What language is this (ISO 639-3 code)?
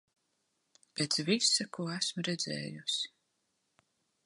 lav